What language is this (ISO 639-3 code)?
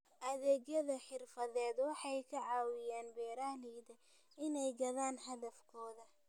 som